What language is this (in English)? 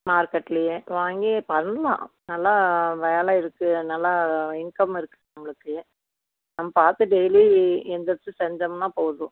Tamil